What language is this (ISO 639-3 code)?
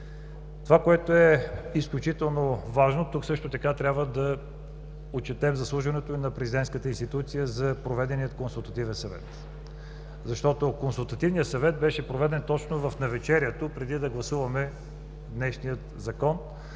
bul